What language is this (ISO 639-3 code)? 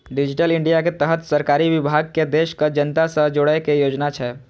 mai